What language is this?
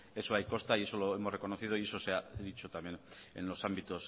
Spanish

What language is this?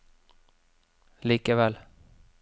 Norwegian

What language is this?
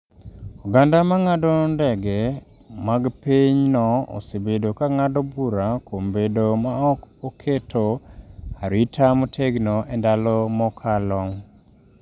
Luo (Kenya and Tanzania)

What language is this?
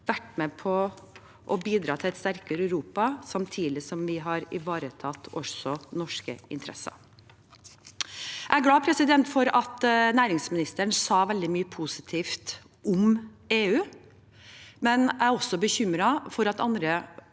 Norwegian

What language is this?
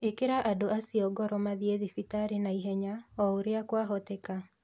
Kikuyu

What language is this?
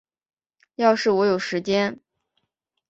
Chinese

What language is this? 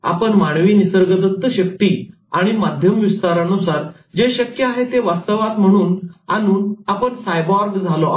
Marathi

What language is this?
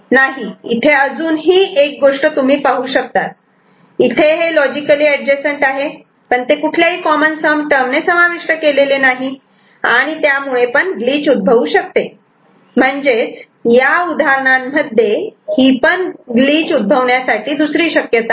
Marathi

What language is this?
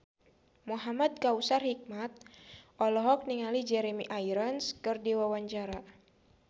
Sundanese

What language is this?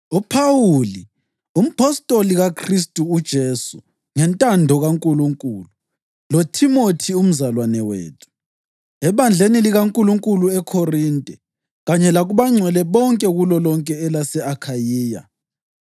North Ndebele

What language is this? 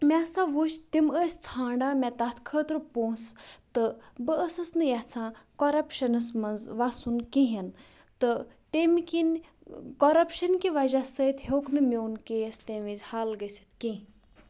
Kashmiri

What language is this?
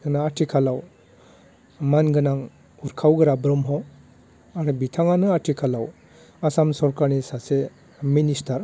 Bodo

